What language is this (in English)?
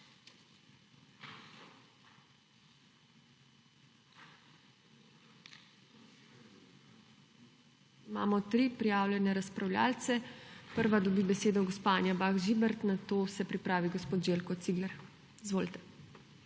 Slovenian